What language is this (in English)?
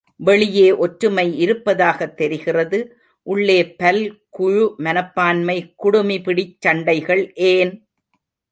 Tamil